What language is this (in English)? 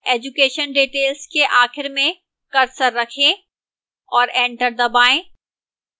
Hindi